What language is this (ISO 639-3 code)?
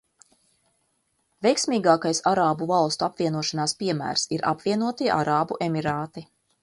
lav